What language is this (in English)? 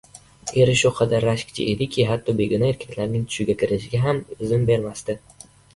Uzbek